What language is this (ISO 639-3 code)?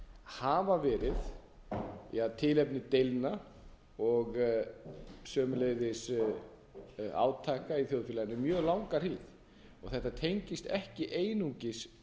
isl